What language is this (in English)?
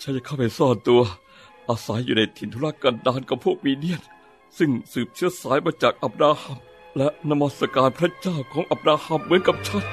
Thai